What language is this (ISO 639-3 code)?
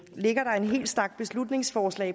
dan